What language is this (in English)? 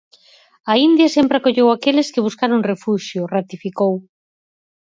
Galician